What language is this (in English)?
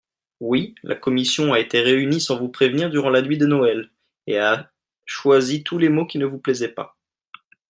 French